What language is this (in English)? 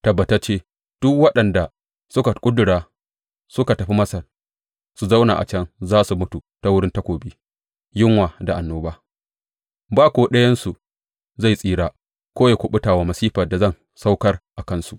Hausa